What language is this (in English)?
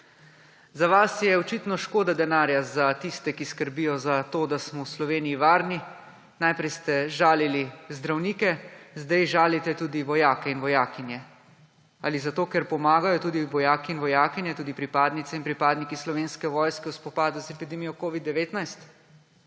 Slovenian